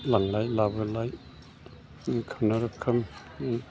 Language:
Bodo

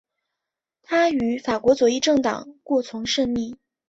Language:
Chinese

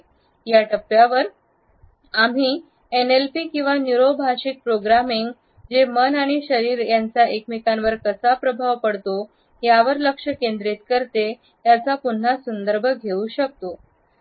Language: Marathi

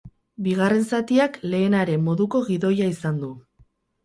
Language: Basque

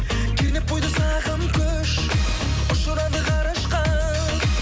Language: Kazakh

